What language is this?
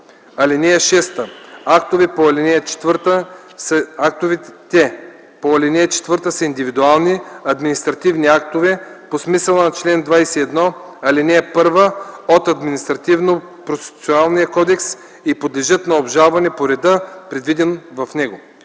Bulgarian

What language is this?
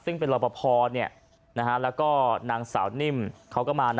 Thai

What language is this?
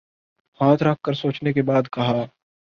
Urdu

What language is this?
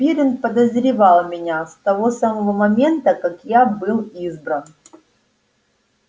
Russian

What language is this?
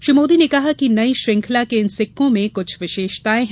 Hindi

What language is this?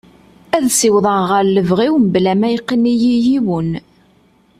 Kabyle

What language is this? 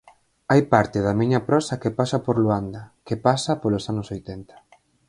Galician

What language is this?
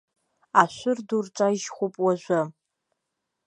Abkhazian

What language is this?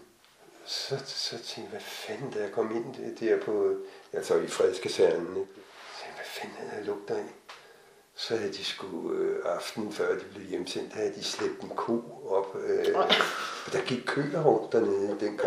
Danish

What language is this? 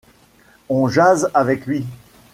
French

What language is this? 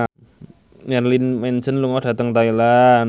Javanese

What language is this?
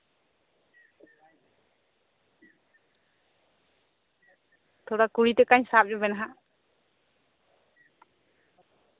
Santali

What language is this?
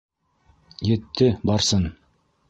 Bashkir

